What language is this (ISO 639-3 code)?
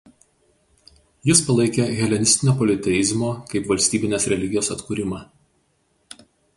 lit